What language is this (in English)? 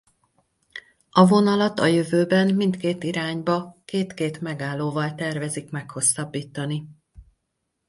Hungarian